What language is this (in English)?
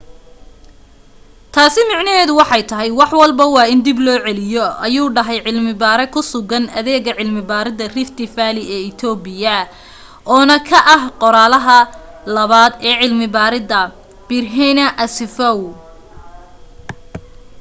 Somali